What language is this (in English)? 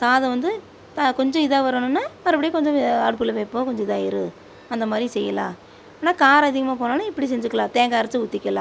Tamil